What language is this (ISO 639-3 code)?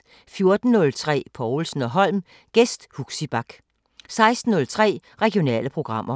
dan